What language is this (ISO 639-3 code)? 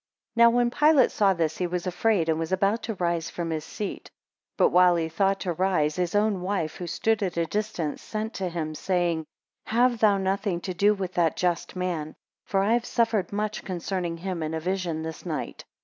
eng